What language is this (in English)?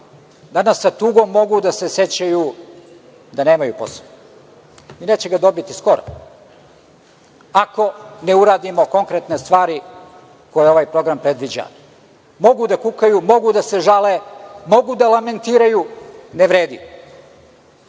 Serbian